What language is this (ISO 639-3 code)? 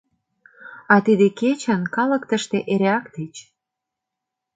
chm